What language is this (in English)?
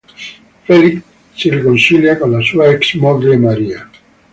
Italian